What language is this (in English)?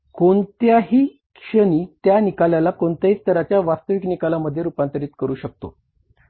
Marathi